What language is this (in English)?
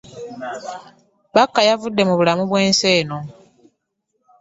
Ganda